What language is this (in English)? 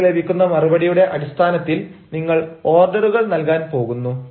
Malayalam